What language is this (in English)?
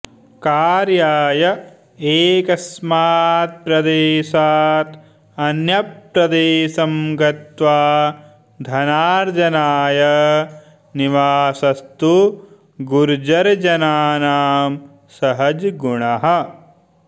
Sanskrit